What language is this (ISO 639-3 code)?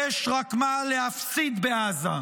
heb